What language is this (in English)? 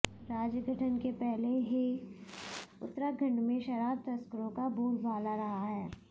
Hindi